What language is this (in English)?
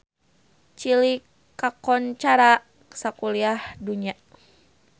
Sundanese